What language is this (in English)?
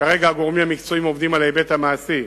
Hebrew